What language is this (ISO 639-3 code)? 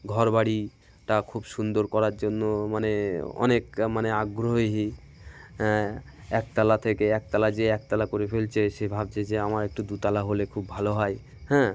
ben